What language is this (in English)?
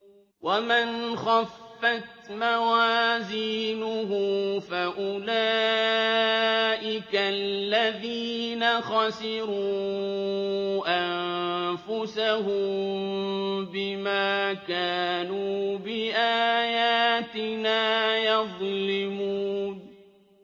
Arabic